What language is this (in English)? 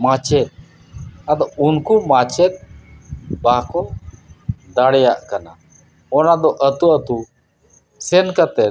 Santali